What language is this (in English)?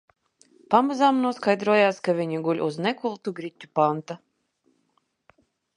Latvian